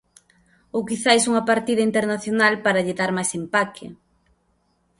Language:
Galician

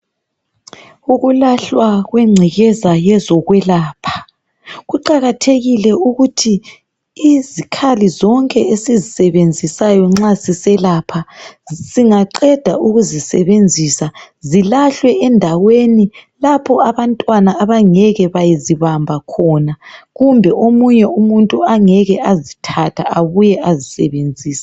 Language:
North Ndebele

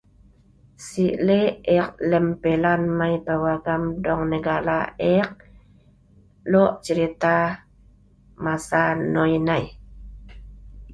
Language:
Sa'ban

